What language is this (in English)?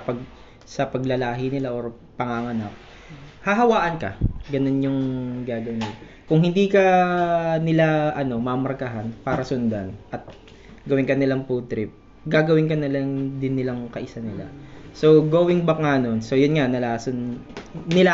Filipino